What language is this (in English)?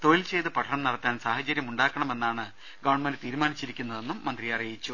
Malayalam